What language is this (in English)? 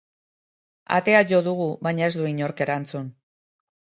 Basque